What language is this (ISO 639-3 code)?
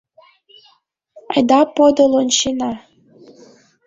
chm